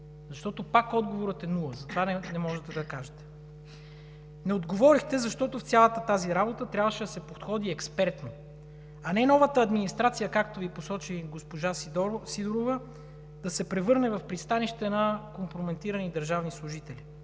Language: Bulgarian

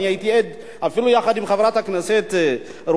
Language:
Hebrew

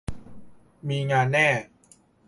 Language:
Thai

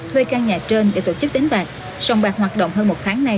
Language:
Vietnamese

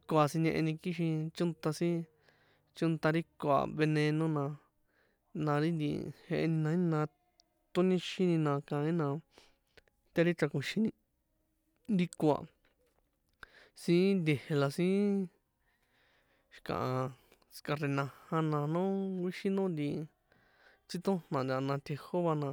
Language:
San Juan Atzingo Popoloca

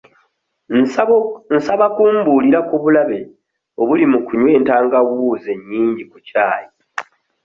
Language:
Ganda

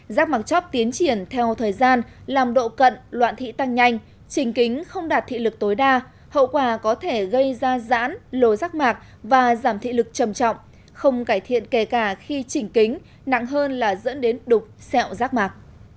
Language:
Vietnamese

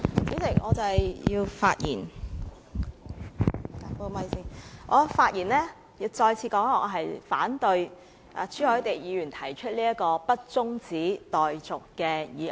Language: Cantonese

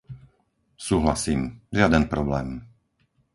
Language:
Slovak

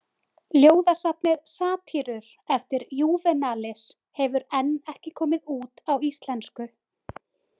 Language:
Icelandic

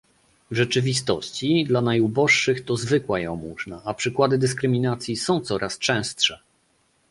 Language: Polish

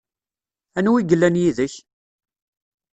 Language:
Kabyle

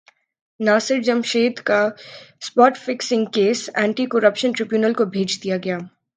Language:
Urdu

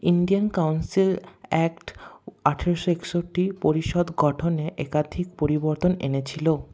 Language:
Bangla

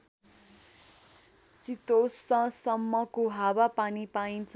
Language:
Nepali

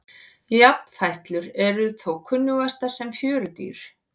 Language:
Icelandic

